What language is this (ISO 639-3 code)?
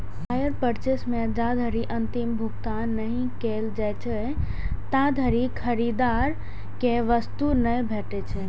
mai